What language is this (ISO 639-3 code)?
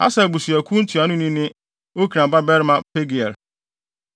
aka